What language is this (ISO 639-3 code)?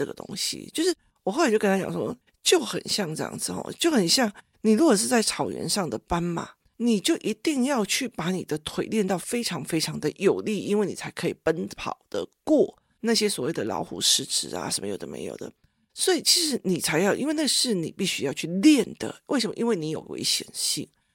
zho